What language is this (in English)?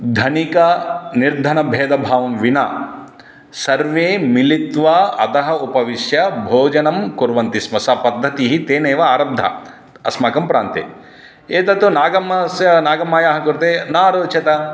Sanskrit